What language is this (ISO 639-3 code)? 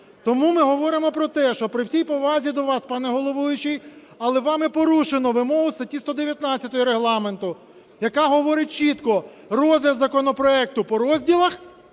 ukr